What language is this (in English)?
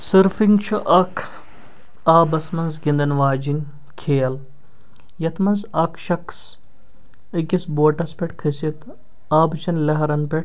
Kashmiri